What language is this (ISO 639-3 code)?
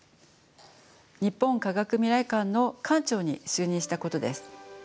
jpn